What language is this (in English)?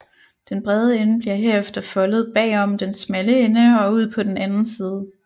Danish